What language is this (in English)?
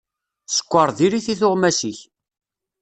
Kabyle